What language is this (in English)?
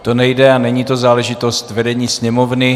Czech